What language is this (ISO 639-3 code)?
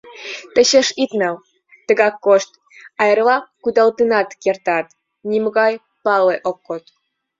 chm